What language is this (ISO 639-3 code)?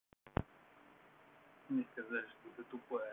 rus